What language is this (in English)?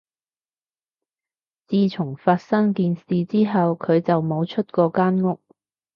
Cantonese